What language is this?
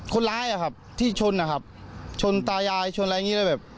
Thai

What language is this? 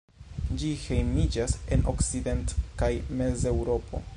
Esperanto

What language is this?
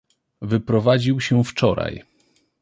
Polish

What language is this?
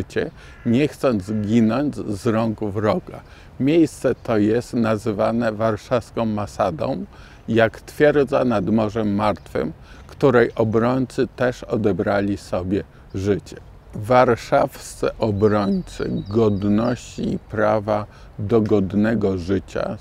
Polish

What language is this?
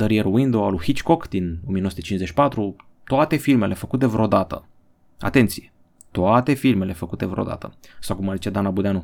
Romanian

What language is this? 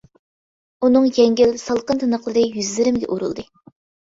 Uyghur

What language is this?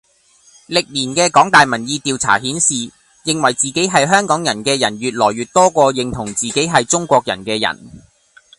Cantonese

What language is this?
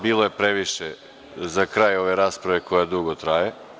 Serbian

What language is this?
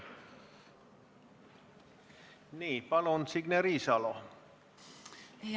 Estonian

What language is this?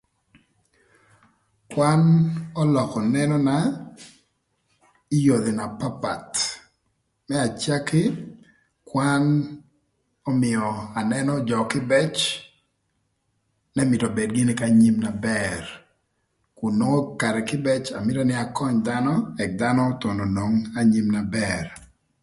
Thur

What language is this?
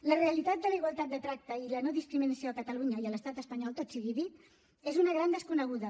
Catalan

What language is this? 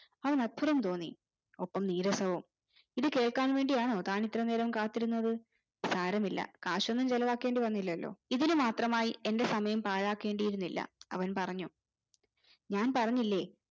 Malayalam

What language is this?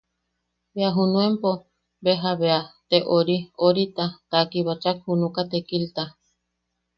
Yaqui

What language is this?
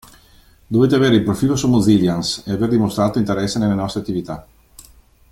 Italian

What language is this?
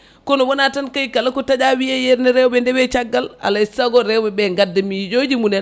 Fula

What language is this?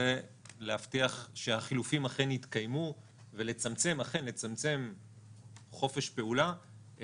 Hebrew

